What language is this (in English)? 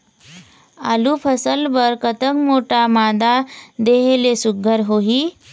Chhattisgarhi